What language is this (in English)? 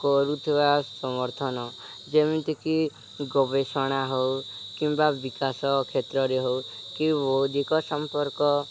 Odia